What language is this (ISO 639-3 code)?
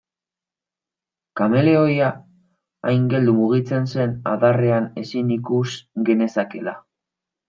eus